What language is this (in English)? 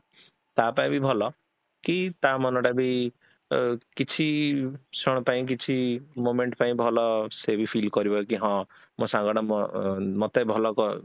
Odia